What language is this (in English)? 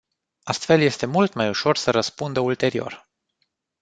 Romanian